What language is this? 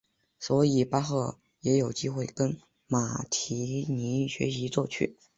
Chinese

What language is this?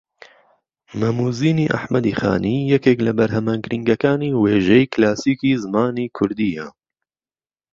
Central Kurdish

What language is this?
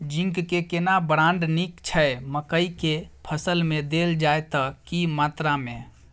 Maithili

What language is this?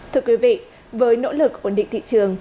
Vietnamese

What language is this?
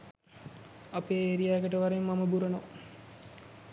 Sinhala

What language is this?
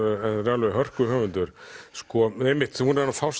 Icelandic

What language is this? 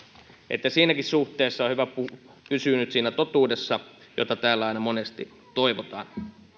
Finnish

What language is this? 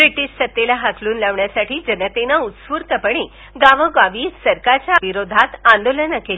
Marathi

